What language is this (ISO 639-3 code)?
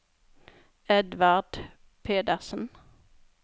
nor